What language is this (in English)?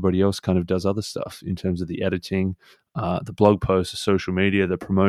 English